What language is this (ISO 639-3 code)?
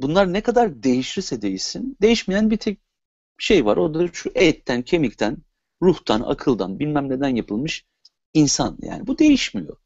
tur